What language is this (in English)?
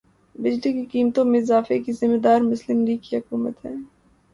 Urdu